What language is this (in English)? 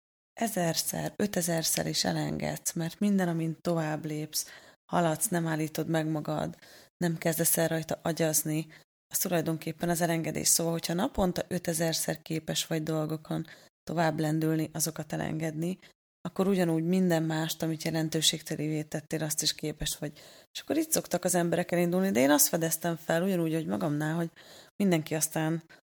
Hungarian